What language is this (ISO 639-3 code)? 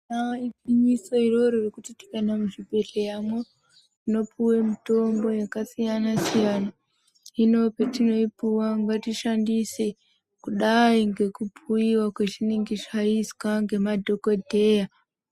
ndc